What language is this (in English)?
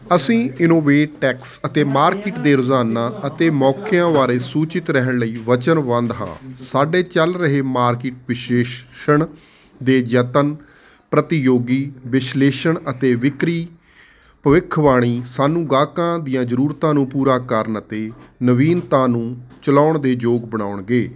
Punjabi